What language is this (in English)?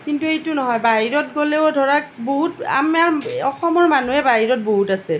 Assamese